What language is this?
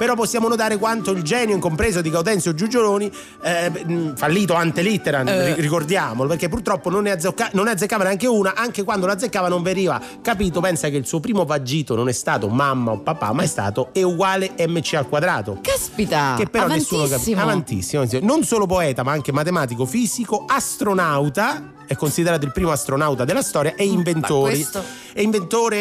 Italian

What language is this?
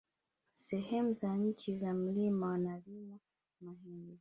Swahili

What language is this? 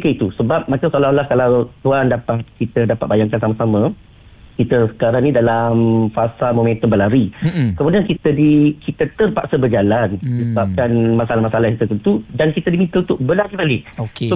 Malay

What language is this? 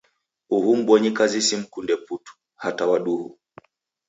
Taita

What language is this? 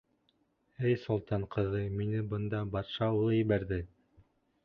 Bashkir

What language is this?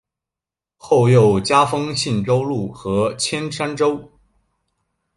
Chinese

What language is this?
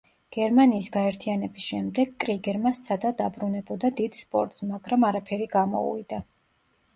Georgian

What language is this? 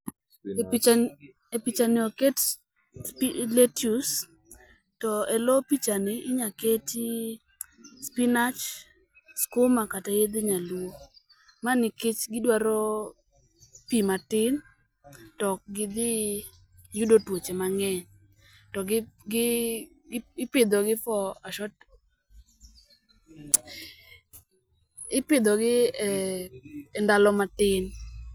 Luo (Kenya and Tanzania)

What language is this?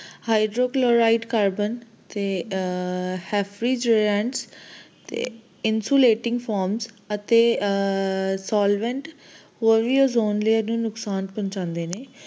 Punjabi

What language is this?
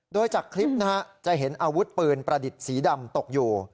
Thai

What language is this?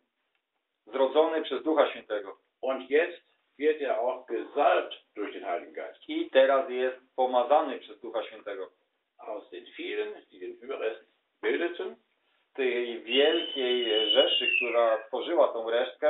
Polish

